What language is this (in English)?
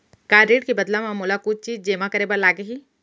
Chhattisgarhi